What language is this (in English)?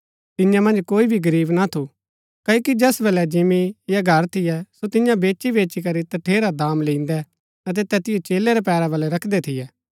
Gaddi